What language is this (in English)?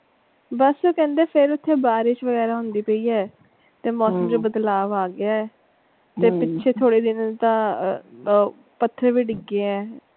Punjabi